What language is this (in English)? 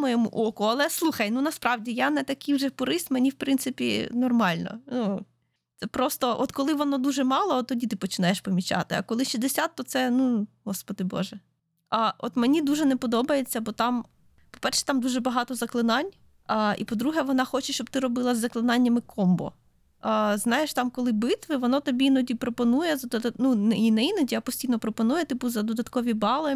Ukrainian